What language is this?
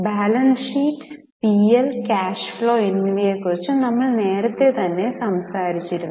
Malayalam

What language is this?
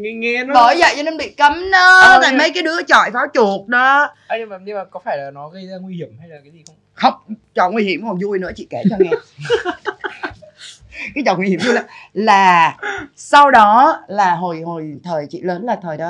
Vietnamese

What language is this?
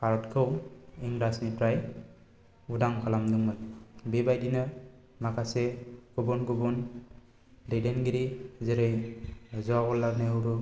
Bodo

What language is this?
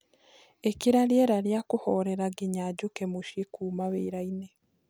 Kikuyu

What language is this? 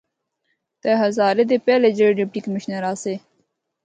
Northern Hindko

